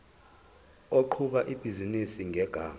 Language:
Zulu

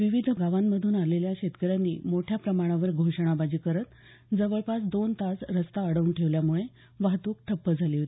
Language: Marathi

